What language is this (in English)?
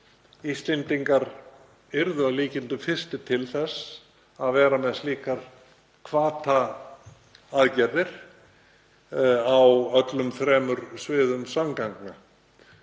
Icelandic